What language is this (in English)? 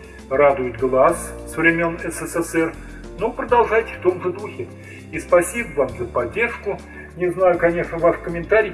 Russian